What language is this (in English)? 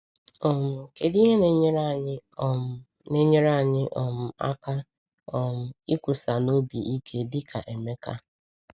Igbo